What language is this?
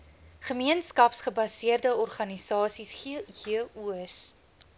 Afrikaans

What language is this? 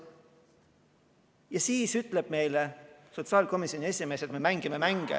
Estonian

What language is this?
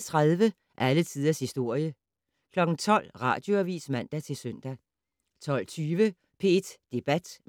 Danish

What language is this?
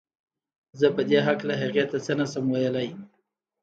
Pashto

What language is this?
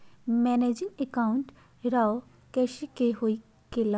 Magahi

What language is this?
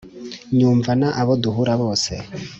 Kinyarwanda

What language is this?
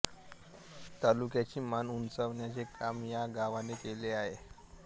Marathi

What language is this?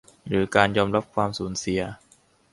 Thai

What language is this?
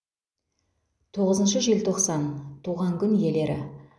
Kazakh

